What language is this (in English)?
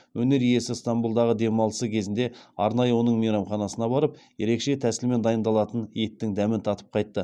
Kazakh